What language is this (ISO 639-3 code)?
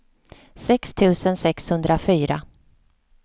swe